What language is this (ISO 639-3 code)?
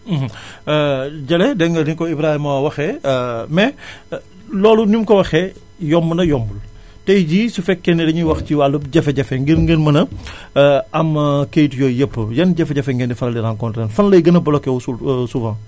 wol